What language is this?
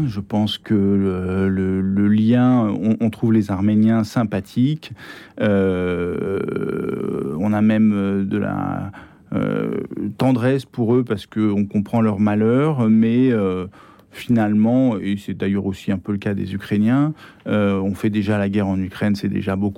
French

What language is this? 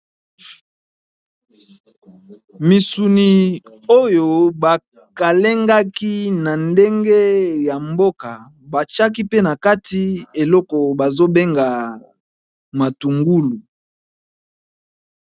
Lingala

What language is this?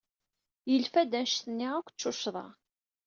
Kabyle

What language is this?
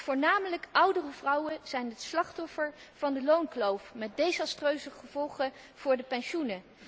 Dutch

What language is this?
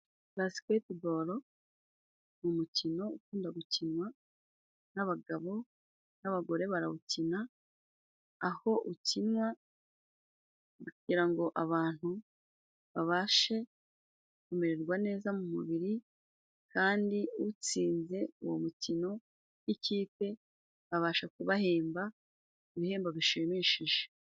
Kinyarwanda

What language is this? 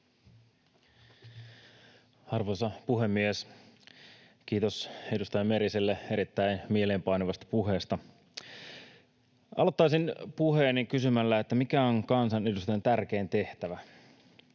Finnish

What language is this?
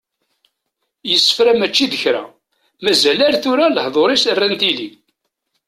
Kabyle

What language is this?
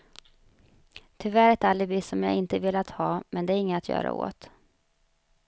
Swedish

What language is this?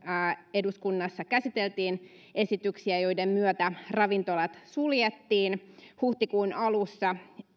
Finnish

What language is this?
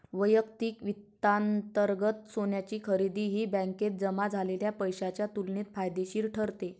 Marathi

